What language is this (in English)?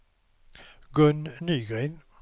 Swedish